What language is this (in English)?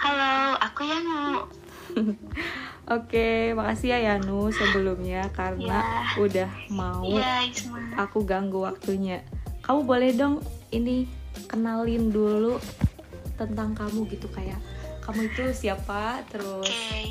Indonesian